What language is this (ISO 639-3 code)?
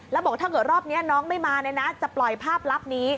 tha